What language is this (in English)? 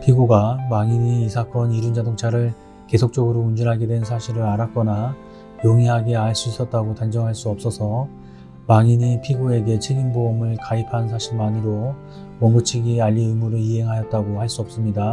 Korean